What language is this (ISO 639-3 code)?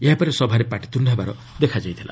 ori